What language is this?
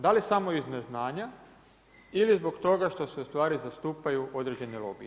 Croatian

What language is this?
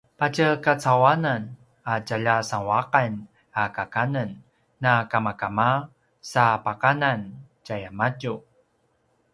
Paiwan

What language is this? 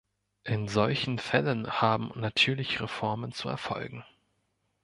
German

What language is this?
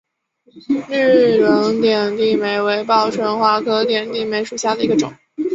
Chinese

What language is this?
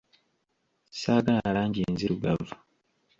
Ganda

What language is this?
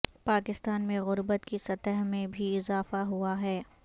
Urdu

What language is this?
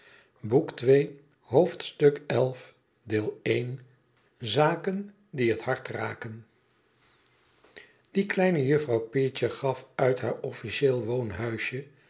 Dutch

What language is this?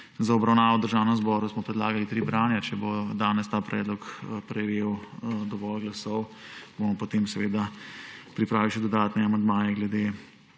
Slovenian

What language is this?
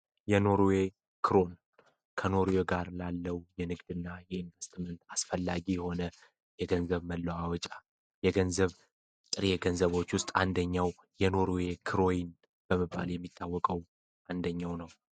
Amharic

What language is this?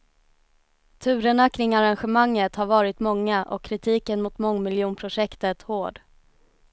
Swedish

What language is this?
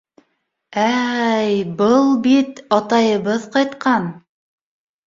Bashkir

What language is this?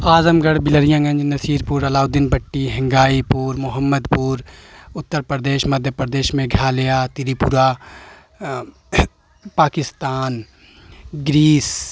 Urdu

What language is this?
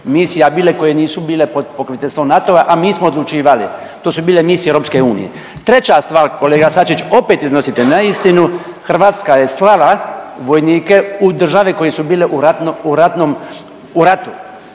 Croatian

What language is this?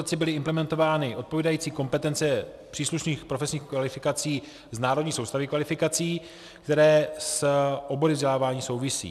Czech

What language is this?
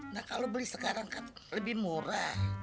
Indonesian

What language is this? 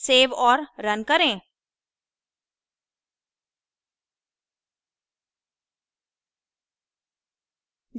Hindi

